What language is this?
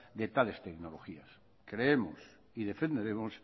Spanish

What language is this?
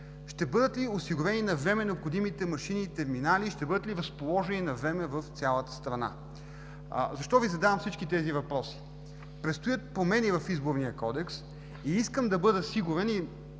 Bulgarian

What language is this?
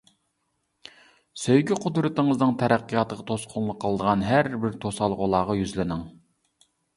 Uyghur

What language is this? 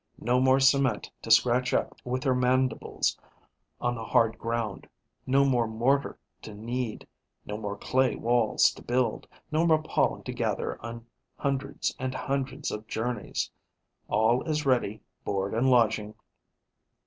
English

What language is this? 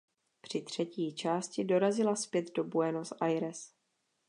Czech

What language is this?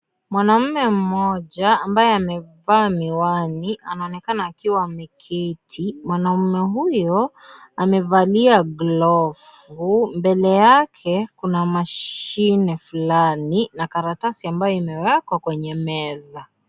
Swahili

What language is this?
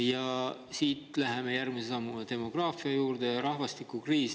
Estonian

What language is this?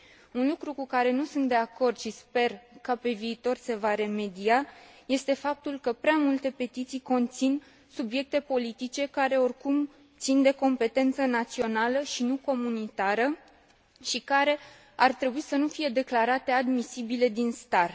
Romanian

